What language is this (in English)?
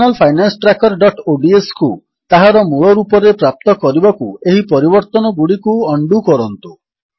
Odia